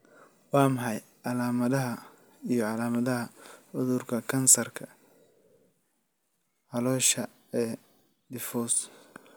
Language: Somali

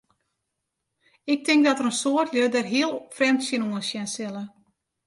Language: Western Frisian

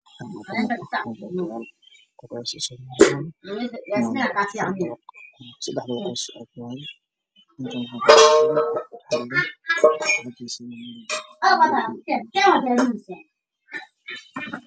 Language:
Somali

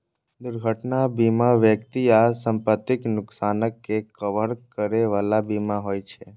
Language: Maithili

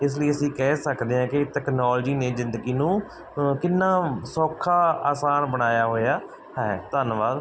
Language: Punjabi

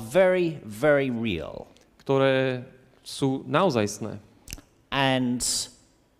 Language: Slovak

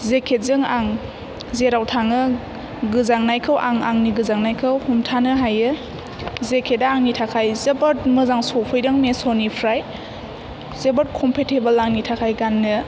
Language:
Bodo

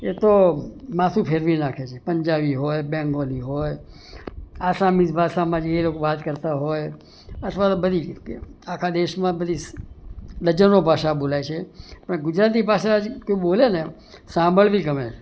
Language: Gujarati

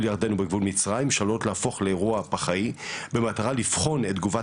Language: Hebrew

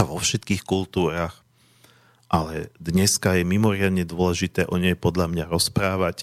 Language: Slovak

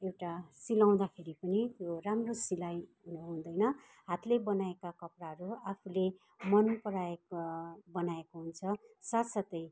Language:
Nepali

